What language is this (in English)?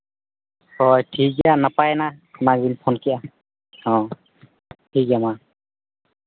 Santali